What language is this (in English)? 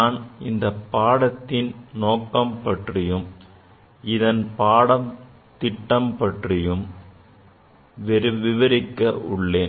Tamil